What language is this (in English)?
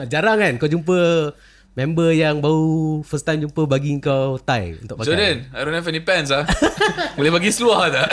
Malay